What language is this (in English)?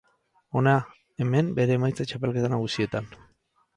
Basque